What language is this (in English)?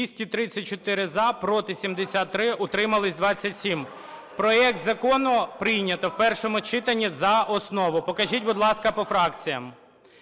Ukrainian